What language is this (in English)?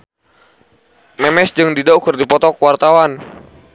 Sundanese